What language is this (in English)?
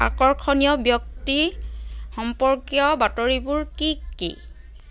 Assamese